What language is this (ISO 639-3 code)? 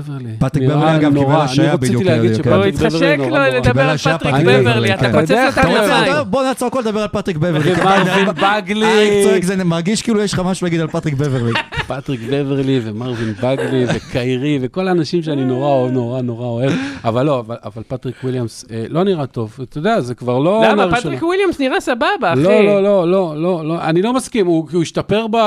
heb